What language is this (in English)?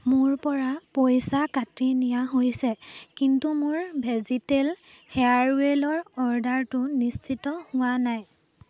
Assamese